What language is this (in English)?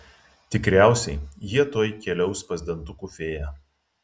Lithuanian